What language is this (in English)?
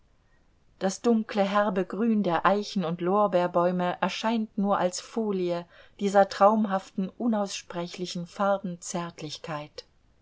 German